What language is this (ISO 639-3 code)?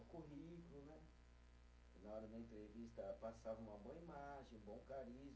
por